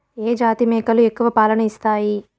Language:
Telugu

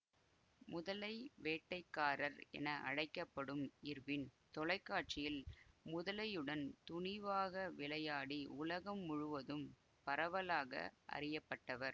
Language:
Tamil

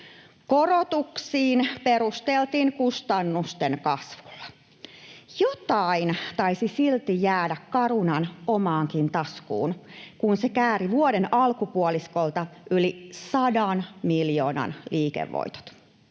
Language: Finnish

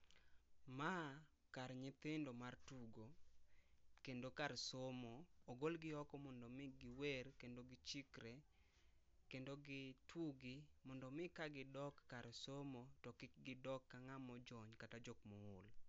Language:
Luo (Kenya and Tanzania)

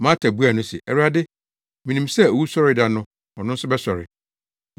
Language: Akan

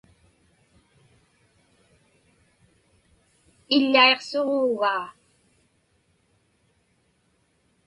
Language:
Inupiaq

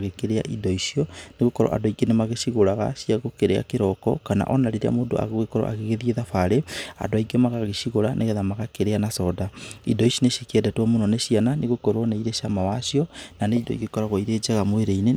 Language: Kikuyu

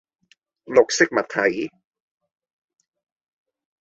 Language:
Cantonese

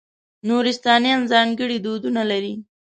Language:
Pashto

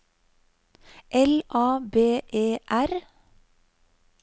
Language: Norwegian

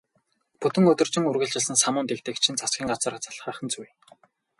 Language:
Mongolian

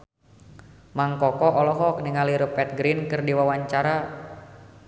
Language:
Sundanese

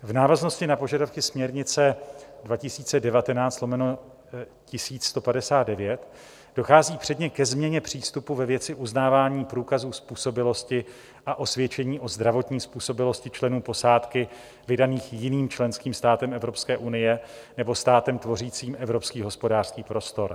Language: Czech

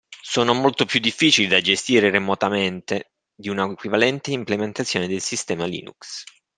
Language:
Italian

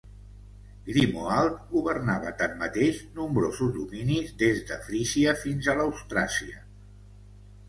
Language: Catalan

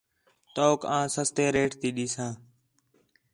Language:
Khetrani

